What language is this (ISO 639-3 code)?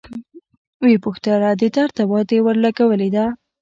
pus